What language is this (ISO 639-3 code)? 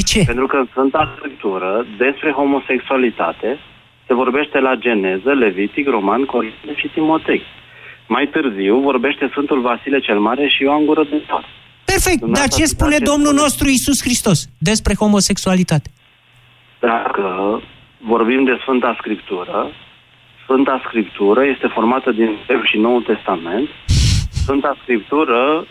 ron